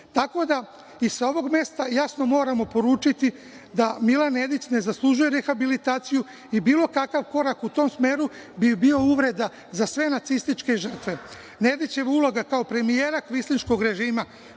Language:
Serbian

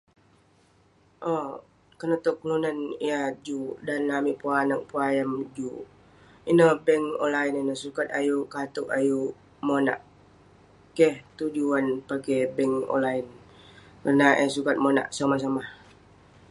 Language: Western Penan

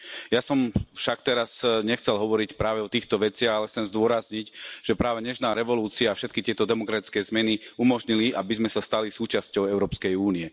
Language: Slovak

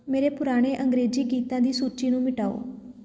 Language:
Punjabi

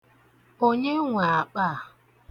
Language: Igbo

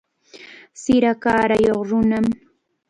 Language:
Chiquián Ancash Quechua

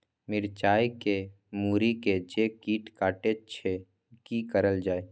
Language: Maithili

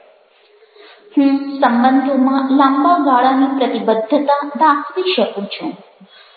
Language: Gujarati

